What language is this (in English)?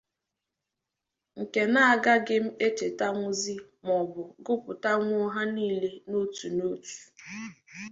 Igbo